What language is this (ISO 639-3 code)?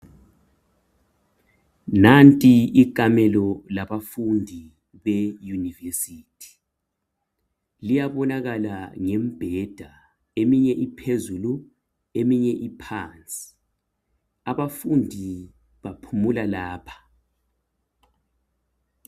nde